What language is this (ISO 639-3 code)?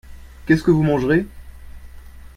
fra